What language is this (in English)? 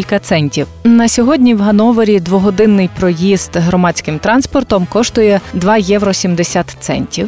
Ukrainian